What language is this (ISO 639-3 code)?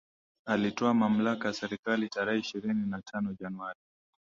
swa